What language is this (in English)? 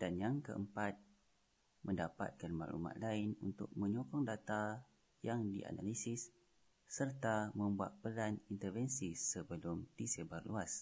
Malay